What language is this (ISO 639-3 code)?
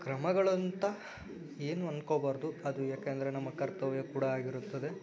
kan